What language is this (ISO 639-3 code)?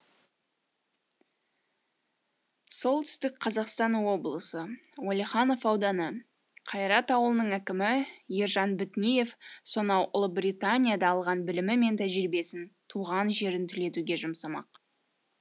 kaz